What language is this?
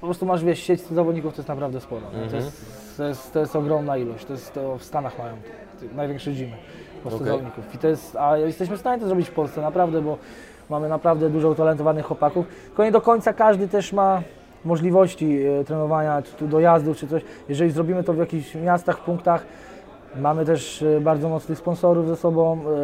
Polish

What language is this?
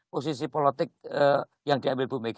Indonesian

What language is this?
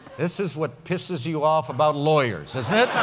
English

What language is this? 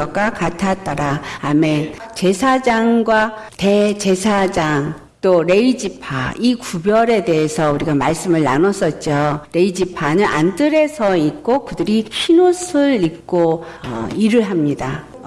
Korean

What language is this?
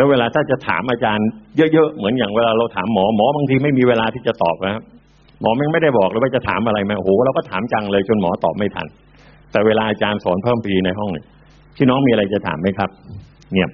Thai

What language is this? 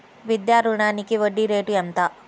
Telugu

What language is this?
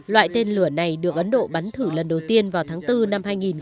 Vietnamese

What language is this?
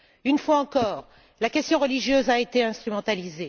French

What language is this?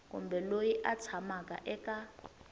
Tsonga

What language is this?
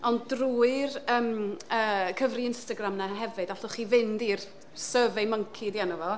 Welsh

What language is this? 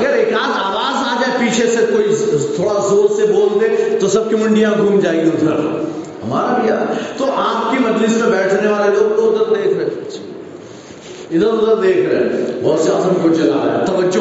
Urdu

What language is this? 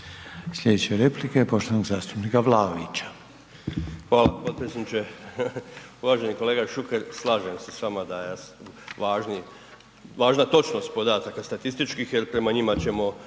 Croatian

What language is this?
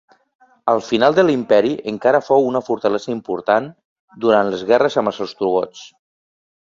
Catalan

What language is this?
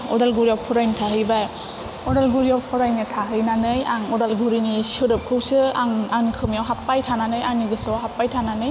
Bodo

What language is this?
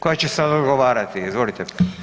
Croatian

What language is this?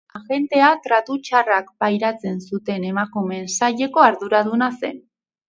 Basque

